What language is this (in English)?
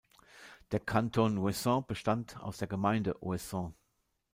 German